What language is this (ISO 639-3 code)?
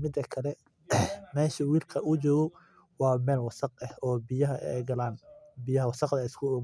som